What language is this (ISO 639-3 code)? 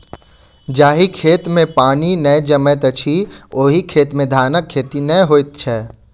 mai